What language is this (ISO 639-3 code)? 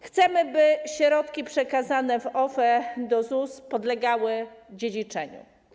pol